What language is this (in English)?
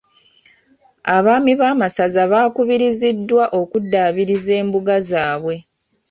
Ganda